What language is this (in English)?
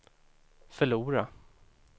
Swedish